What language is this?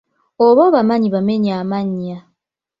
Ganda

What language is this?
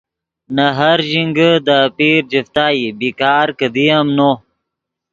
Yidgha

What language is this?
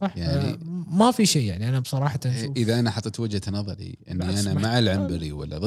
Arabic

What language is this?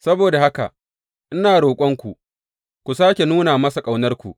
Hausa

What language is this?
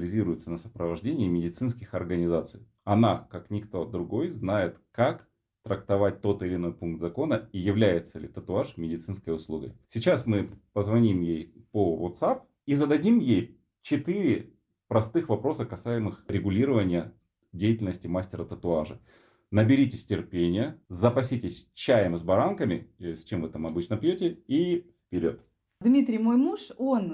Russian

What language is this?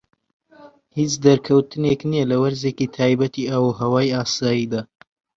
Central Kurdish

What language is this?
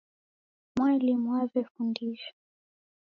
Taita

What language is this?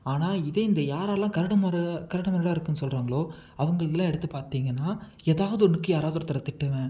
Tamil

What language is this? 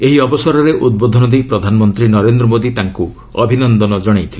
Odia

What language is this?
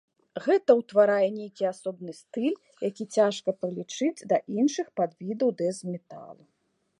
Belarusian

